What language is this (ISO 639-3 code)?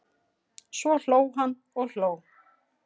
isl